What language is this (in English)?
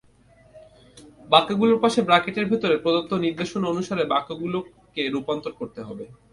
Bangla